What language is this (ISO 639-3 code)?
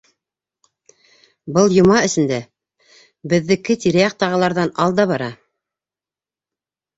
bak